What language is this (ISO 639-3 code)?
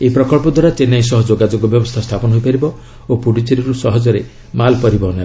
ori